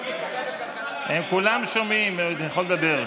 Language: Hebrew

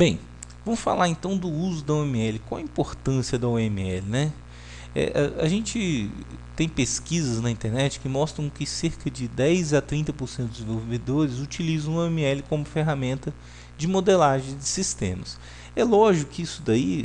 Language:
Portuguese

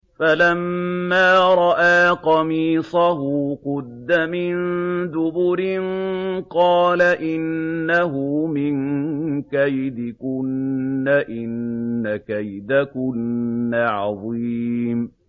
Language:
Arabic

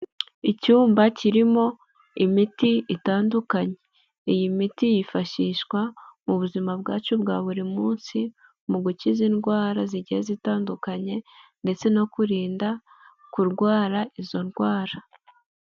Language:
Kinyarwanda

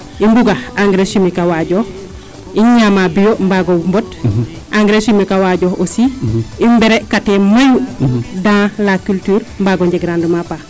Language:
Serer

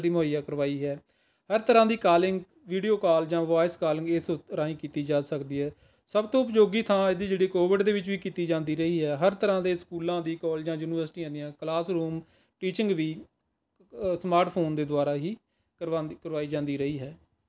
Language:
Punjabi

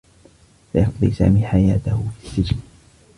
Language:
Arabic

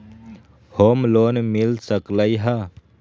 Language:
Magahi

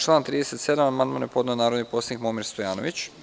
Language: Serbian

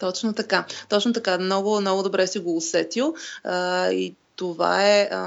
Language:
Bulgarian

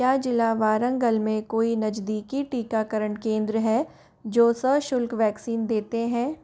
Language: Hindi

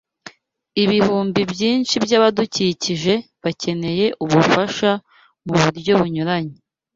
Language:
Kinyarwanda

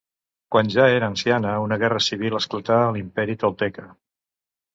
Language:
Catalan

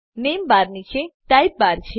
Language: Gujarati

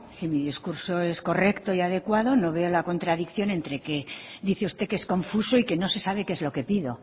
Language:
Spanish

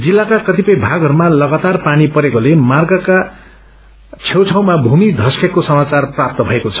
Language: Nepali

